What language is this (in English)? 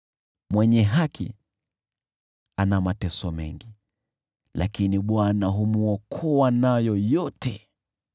Swahili